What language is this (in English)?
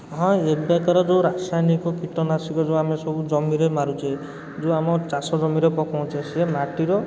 Odia